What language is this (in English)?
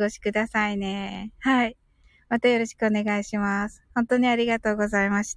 Japanese